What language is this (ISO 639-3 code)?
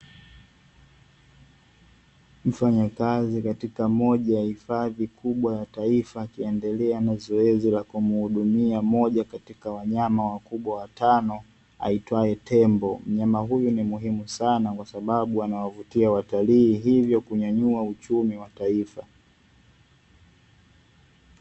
swa